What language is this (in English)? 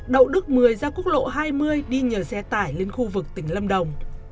Vietnamese